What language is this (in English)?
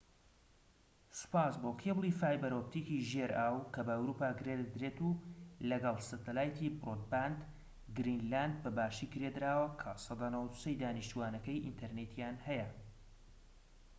Central Kurdish